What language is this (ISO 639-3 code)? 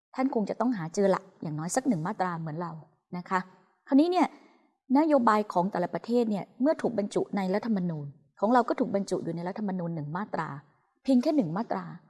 tha